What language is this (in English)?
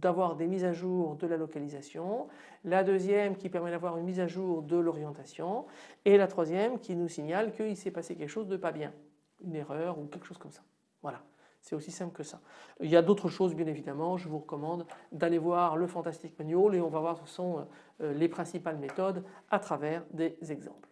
French